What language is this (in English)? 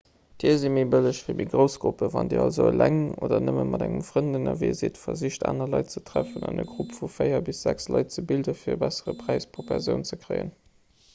Luxembourgish